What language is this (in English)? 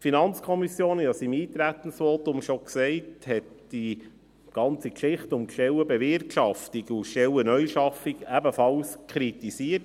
Swiss German